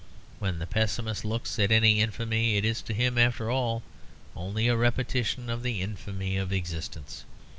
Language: English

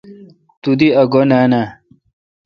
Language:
Kalkoti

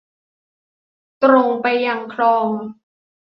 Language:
Thai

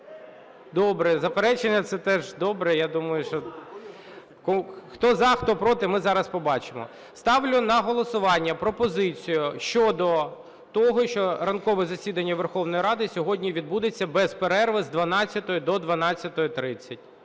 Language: Ukrainian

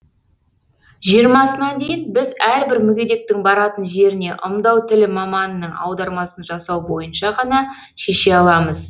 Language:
Kazakh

